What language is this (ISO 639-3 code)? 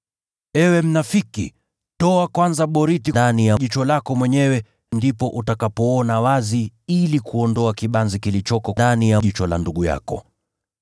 swa